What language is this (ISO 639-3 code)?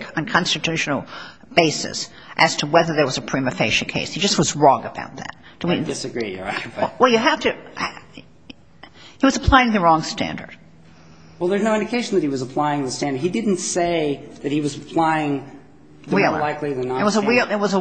eng